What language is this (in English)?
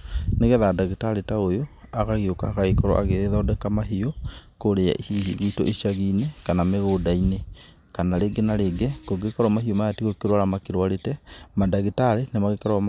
Kikuyu